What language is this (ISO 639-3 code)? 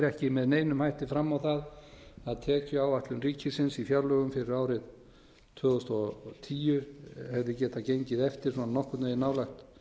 isl